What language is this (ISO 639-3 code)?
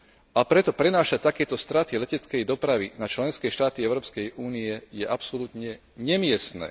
slk